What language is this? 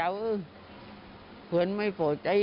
Thai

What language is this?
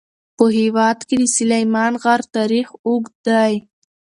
Pashto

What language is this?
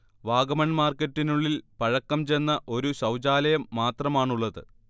Malayalam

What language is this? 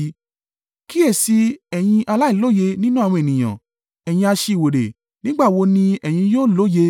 Yoruba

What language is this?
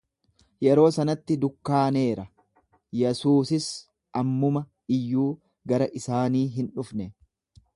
Oromo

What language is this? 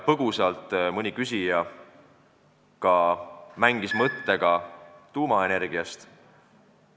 Estonian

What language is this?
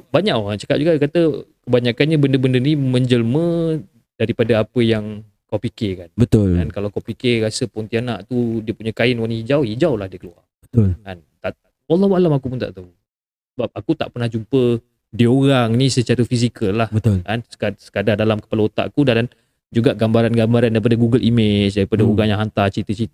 Malay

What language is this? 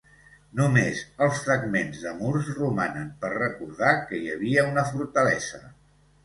Catalan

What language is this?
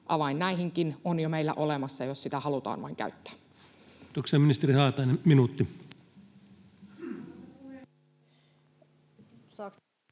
Finnish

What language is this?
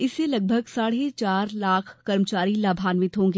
Hindi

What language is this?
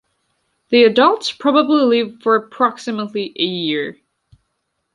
English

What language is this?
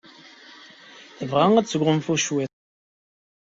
Kabyle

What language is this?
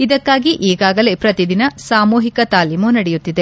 Kannada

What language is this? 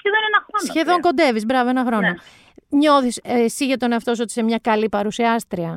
Greek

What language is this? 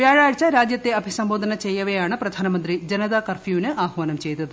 Malayalam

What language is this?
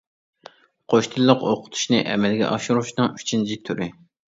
Uyghur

